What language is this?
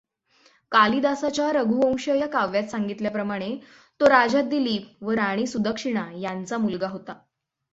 Marathi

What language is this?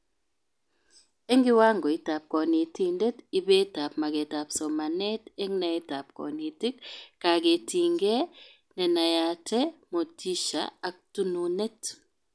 Kalenjin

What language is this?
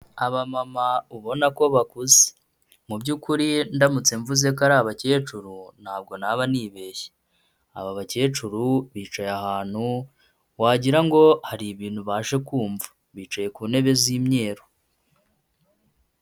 Kinyarwanda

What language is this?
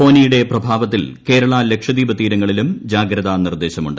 Malayalam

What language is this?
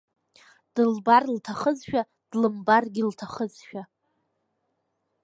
Abkhazian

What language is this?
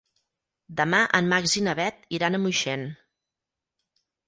Catalan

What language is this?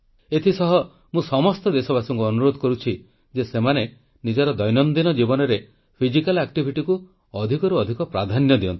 Odia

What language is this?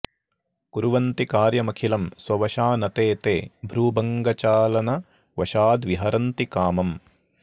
Sanskrit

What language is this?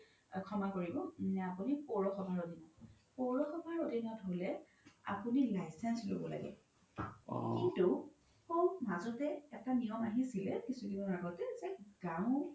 Assamese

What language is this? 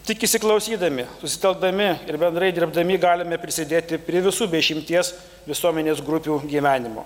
Lithuanian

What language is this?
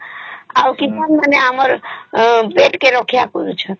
Odia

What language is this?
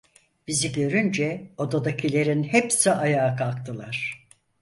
Turkish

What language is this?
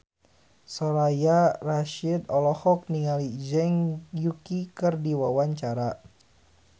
Sundanese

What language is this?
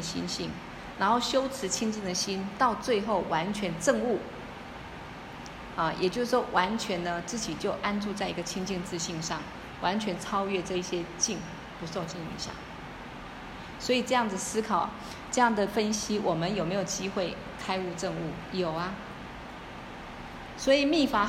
Chinese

